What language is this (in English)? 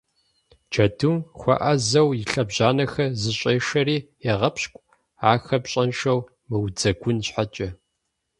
Kabardian